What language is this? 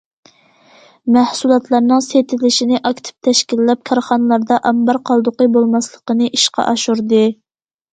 Uyghur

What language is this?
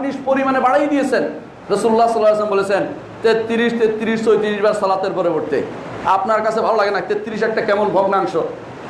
Bangla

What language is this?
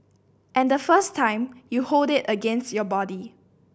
English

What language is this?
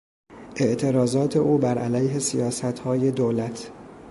Persian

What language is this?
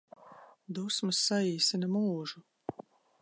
Latvian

